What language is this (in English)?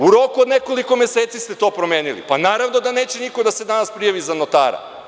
Serbian